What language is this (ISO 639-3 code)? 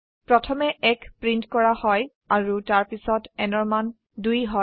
asm